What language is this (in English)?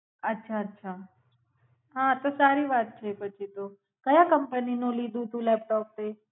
Gujarati